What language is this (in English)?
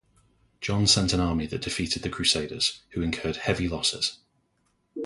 English